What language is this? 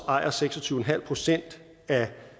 Danish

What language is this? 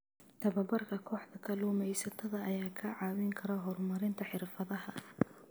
Somali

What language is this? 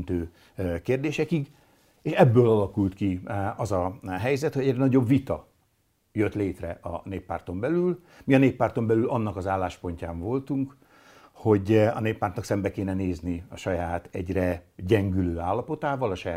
Hungarian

